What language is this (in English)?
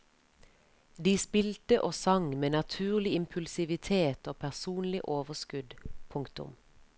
Norwegian